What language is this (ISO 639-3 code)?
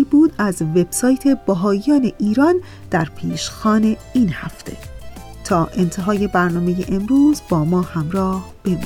fas